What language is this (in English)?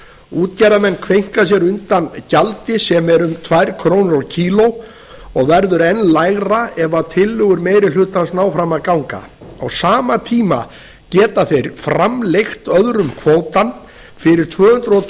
Icelandic